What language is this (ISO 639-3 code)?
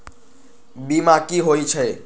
mag